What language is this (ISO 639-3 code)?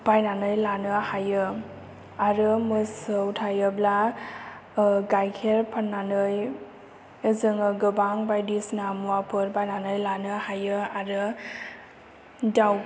brx